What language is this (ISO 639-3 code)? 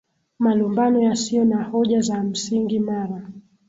swa